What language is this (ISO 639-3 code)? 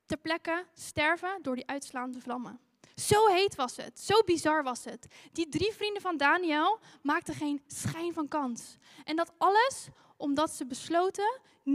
nld